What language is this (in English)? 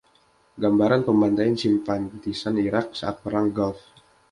Indonesian